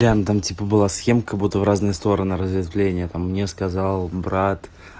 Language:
Russian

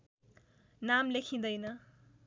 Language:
Nepali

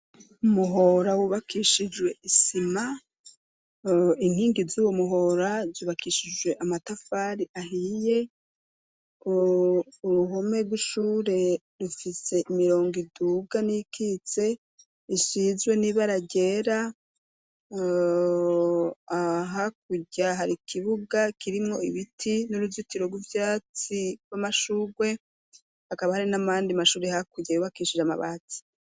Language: Rundi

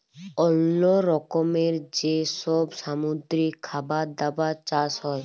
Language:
Bangla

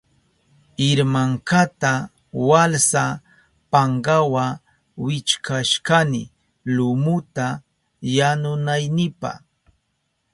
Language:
Southern Pastaza Quechua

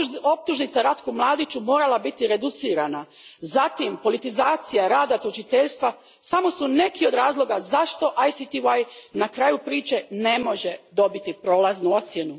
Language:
Croatian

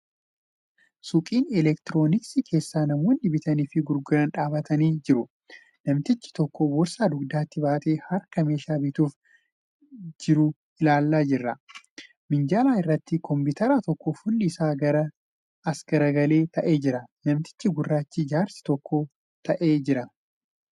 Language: Oromo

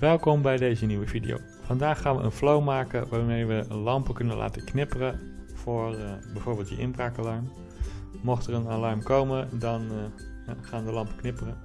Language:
Dutch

